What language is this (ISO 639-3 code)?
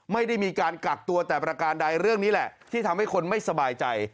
tha